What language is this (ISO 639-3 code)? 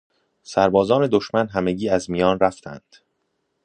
fas